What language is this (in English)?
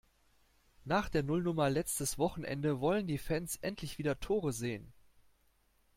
German